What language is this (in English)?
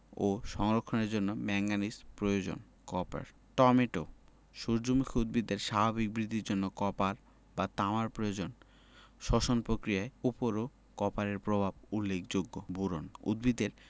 Bangla